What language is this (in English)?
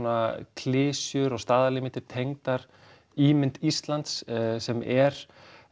Icelandic